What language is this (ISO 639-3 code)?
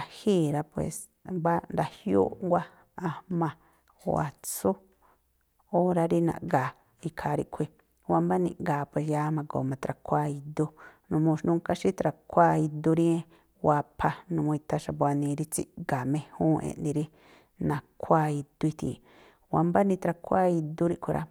tpl